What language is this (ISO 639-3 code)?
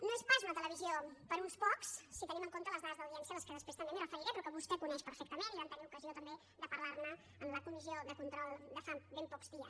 cat